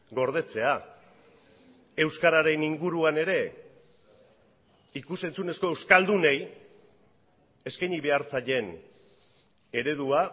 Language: Basque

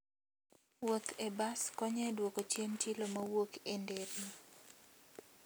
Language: Luo (Kenya and Tanzania)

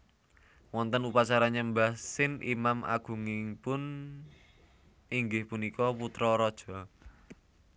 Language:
Javanese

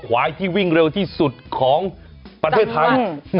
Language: Thai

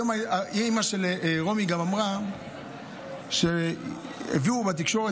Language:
Hebrew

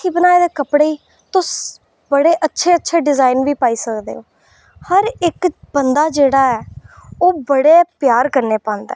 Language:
Dogri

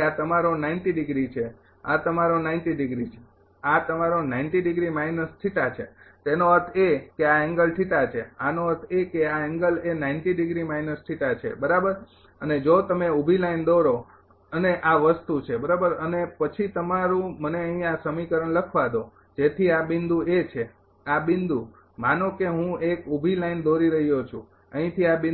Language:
Gujarati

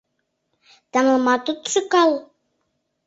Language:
Mari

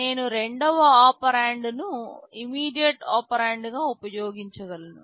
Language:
Telugu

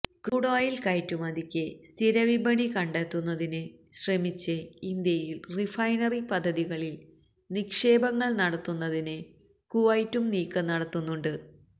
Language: Malayalam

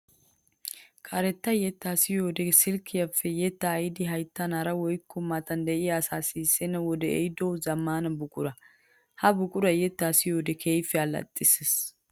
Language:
Wolaytta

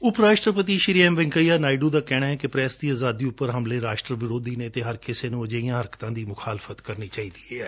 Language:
Punjabi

